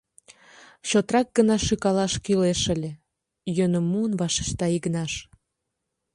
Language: Mari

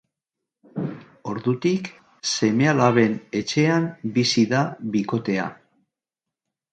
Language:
Basque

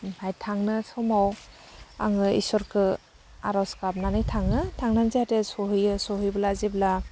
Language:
Bodo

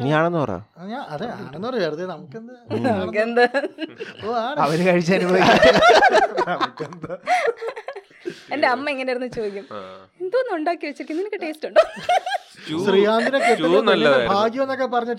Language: Malayalam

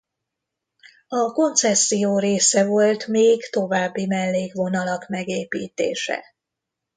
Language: Hungarian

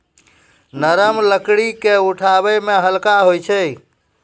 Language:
Maithili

